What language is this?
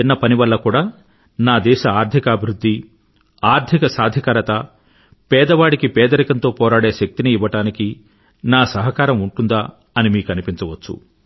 Telugu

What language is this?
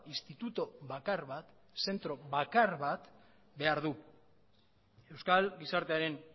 Basque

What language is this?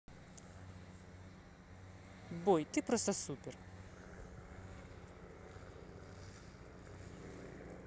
Russian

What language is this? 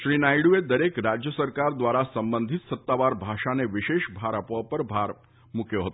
Gujarati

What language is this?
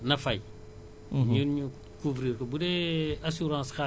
Wolof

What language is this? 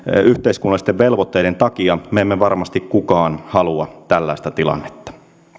Finnish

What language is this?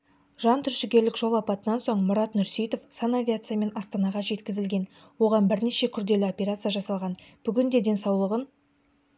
Kazakh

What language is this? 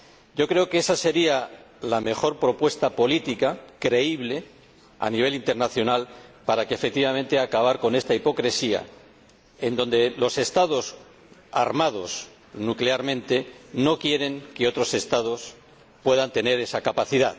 Spanish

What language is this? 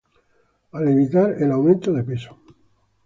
Spanish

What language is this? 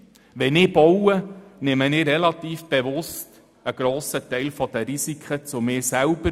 Swiss German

